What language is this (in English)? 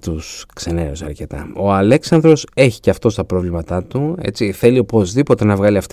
Greek